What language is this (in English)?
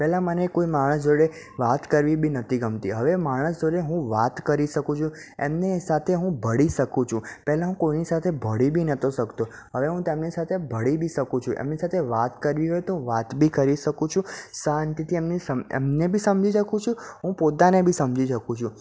Gujarati